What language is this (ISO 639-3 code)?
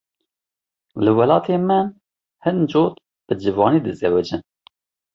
kur